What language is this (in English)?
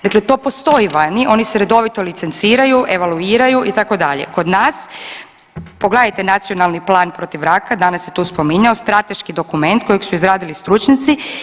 Croatian